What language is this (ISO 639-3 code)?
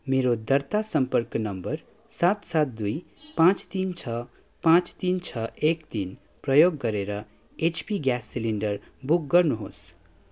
nep